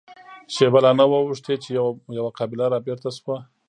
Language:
Pashto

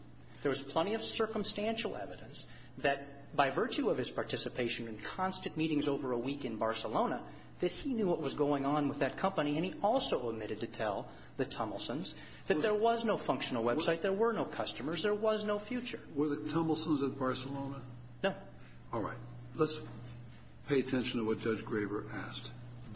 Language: English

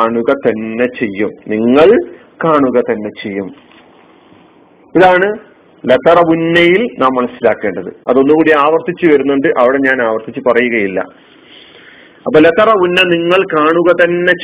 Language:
Malayalam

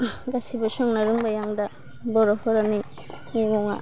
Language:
Bodo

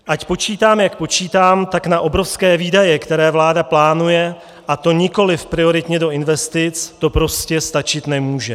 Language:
Czech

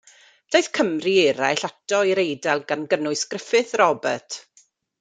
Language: Welsh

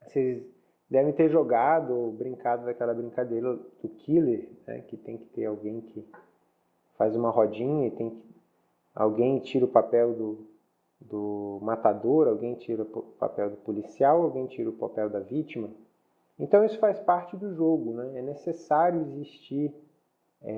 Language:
Portuguese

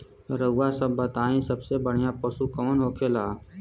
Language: Bhojpuri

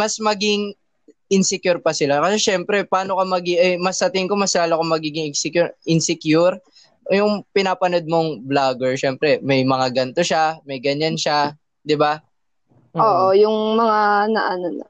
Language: Filipino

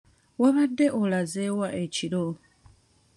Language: Ganda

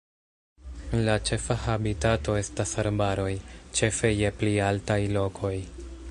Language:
Esperanto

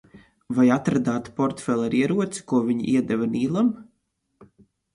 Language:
Latvian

